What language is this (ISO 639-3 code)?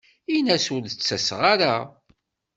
kab